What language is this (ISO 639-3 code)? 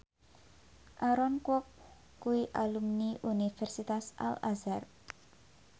jav